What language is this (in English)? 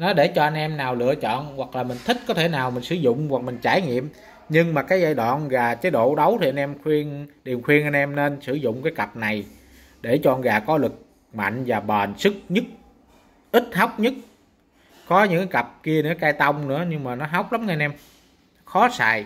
Vietnamese